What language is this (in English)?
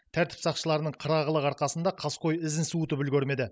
Kazakh